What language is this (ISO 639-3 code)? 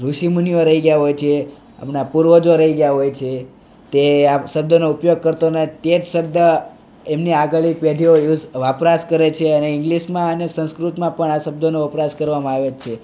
guj